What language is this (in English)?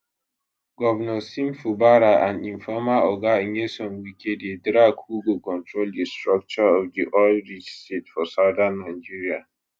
Nigerian Pidgin